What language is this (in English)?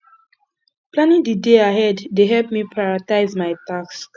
Nigerian Pidgin